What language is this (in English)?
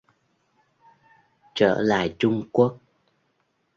Vietnamese